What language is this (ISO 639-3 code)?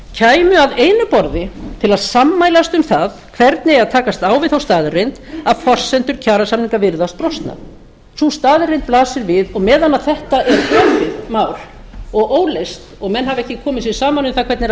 isl